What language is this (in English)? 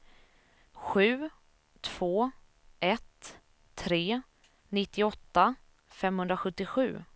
Swedish